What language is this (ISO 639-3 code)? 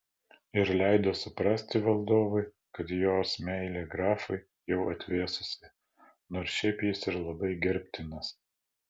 lit